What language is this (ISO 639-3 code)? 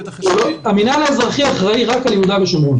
heb